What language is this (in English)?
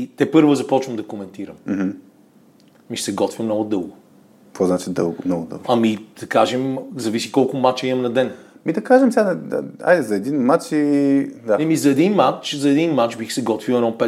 Bulgarian